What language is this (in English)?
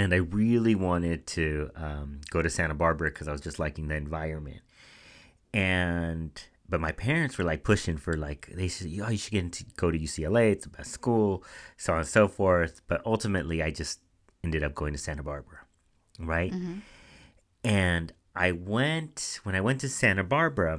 English